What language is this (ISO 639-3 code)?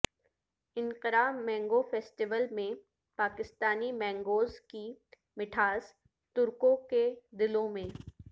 urd